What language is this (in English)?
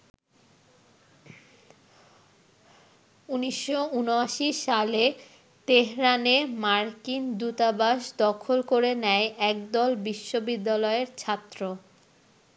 Bangla